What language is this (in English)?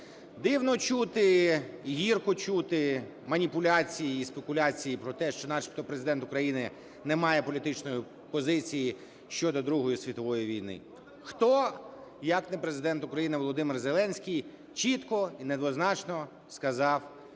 Ukrainian